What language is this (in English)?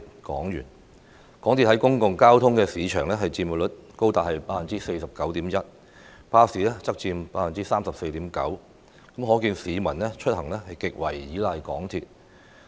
Cantonese